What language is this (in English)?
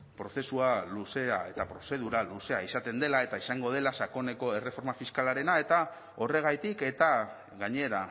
Basque